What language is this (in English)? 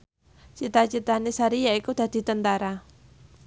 Javanese